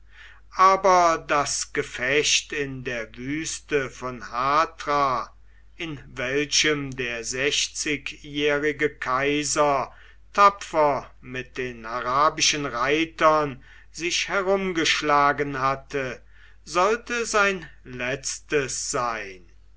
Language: German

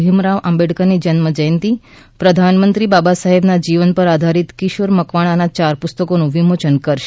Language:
Gujarati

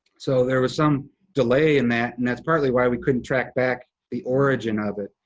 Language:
English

